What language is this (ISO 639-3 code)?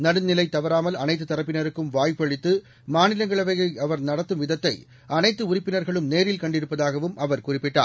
tam